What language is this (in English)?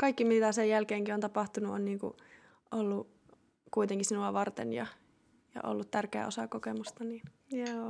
Finnish